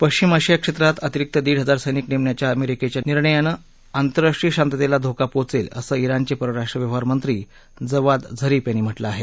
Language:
Marathi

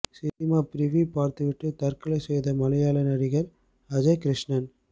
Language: Tamil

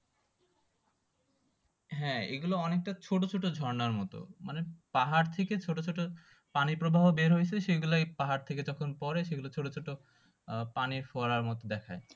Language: Bangla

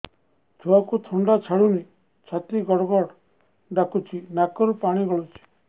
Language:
Odia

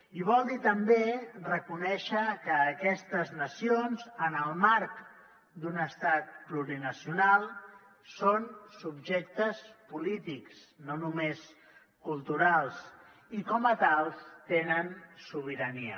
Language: Catalan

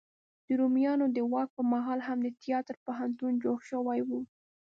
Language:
Pashto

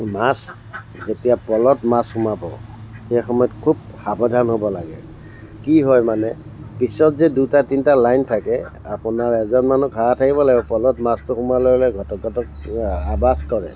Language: Assamese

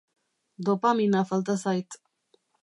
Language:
Basque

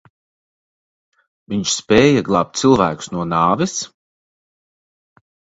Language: Latvian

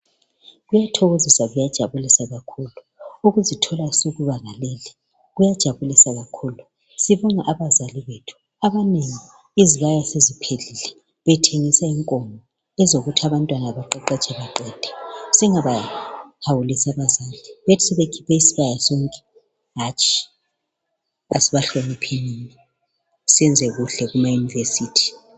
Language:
North Ndebele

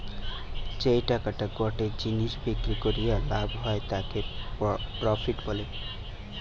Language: Bangla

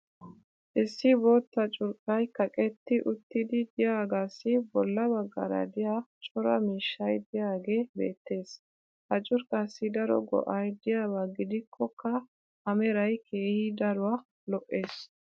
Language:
Wolaytta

